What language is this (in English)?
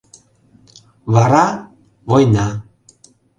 Mari